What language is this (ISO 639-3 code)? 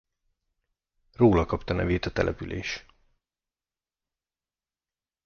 hun